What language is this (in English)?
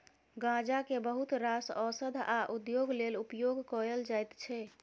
Maithili